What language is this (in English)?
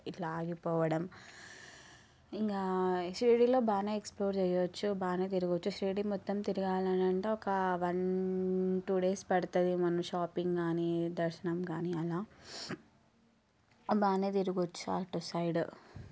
Telugu